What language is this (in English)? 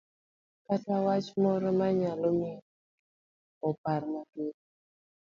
Luo (Kenya and Tanzania)